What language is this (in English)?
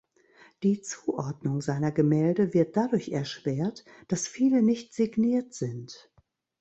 German